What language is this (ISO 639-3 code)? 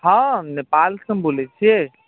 mai